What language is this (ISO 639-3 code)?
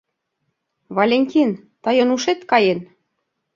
chm